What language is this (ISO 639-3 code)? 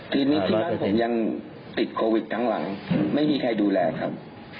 tha